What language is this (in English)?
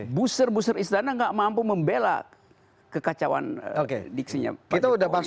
Indonesian